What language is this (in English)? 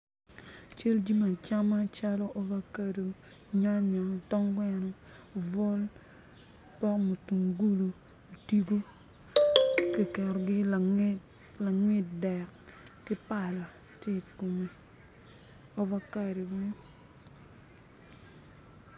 Acoli